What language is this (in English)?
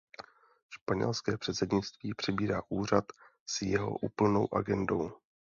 Czech